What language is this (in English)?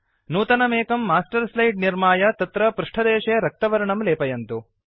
Sanskrit